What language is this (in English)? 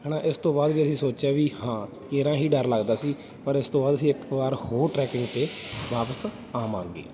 Punjabi